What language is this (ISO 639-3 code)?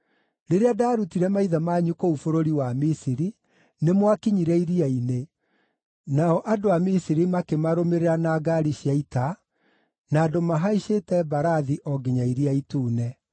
kik